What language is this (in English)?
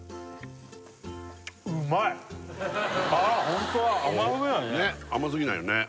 Japanese